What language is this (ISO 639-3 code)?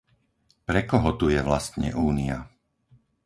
slk